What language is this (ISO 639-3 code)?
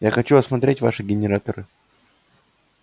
rus